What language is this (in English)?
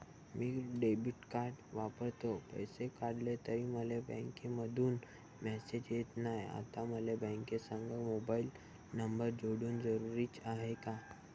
Marathi